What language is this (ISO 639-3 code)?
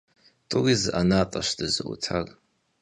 kbd